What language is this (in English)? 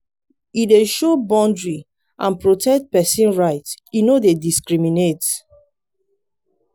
Nigerian Pidgin